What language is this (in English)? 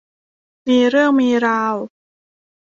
Thai